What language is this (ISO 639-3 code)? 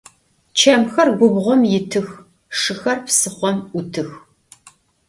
ady